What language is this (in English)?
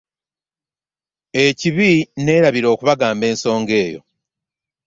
Ganda